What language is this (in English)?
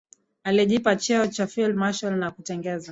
Swahili